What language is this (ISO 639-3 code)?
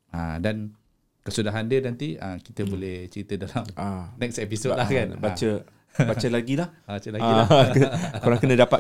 msa